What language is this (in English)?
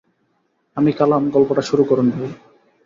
Bangla